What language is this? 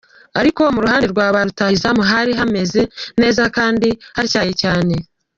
Kinyarwanda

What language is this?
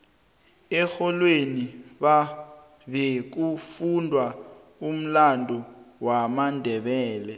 South Ndebele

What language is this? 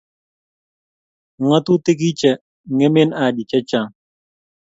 Kalenjin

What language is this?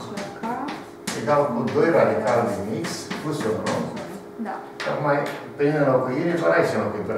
Romanian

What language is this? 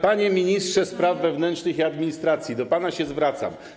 Polish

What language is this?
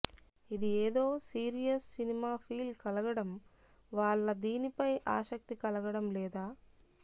Telugu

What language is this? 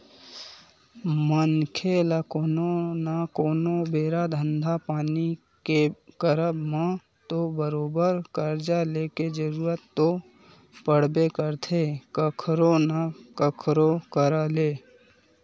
Chhattisgarhi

